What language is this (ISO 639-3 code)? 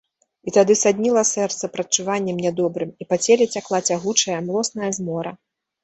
bel